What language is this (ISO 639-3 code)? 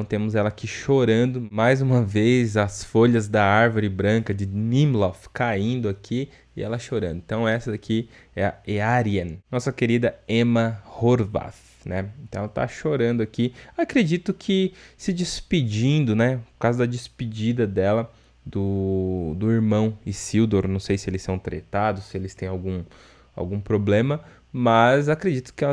por